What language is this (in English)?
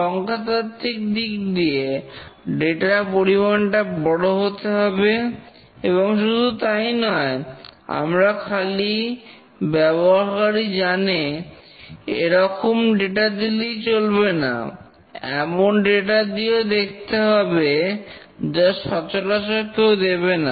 Bangla